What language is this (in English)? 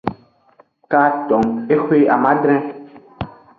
Aja (Benin)